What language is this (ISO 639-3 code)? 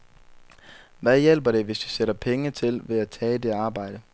dan